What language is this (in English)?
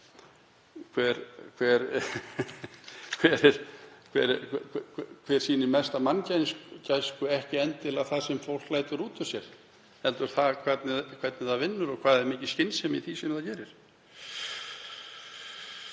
Icelandic